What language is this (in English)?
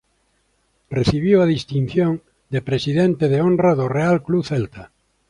Galician